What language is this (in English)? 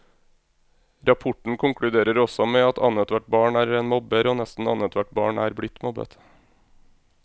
Norwegian